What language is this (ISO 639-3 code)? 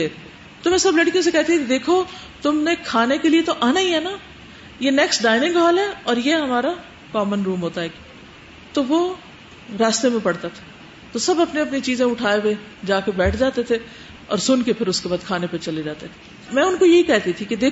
urd